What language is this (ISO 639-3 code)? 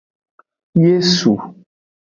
ajg